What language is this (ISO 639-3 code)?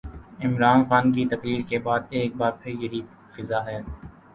urd